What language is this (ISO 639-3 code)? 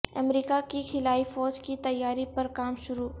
urd